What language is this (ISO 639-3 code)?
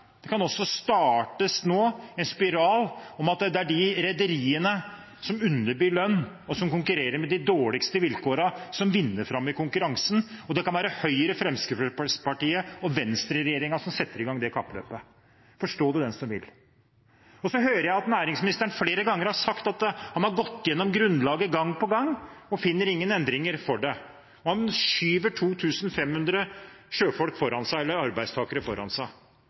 nob